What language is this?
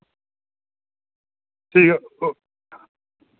Dogri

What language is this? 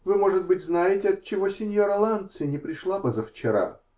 Russian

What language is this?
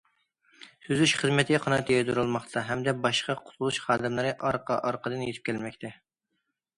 Uyghur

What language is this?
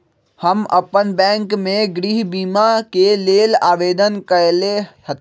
Magahi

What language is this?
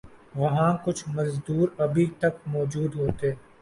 Urdu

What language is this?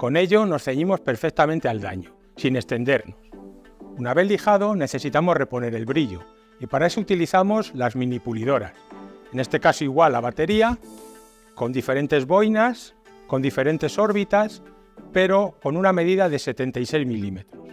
Spanish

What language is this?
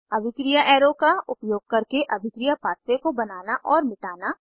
Hindi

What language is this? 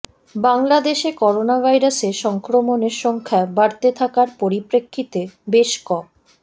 Bangla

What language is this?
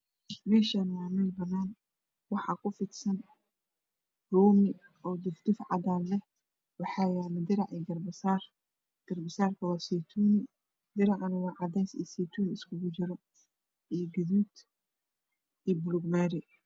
Somali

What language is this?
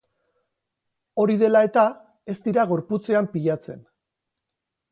Basque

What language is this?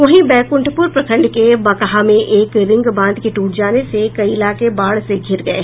Hindi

